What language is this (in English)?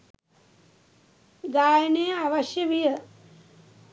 Sinhala